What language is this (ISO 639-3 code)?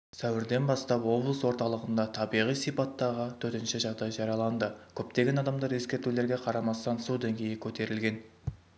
kaz